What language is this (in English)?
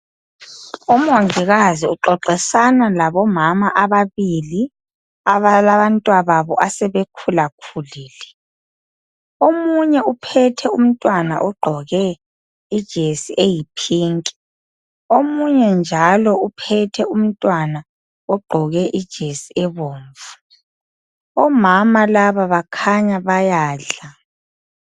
North Ndebele